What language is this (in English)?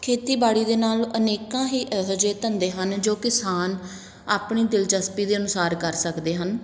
Punjabi